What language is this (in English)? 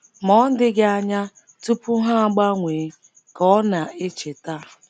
Igbo